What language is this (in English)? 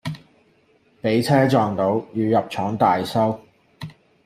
Cantonese